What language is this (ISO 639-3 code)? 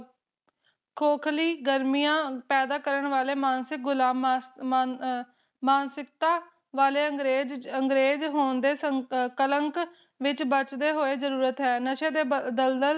pan